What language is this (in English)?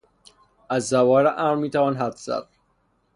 Persian